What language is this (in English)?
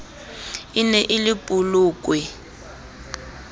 Southern Sotho